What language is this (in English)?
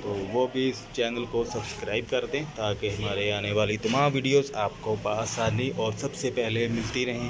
Hindi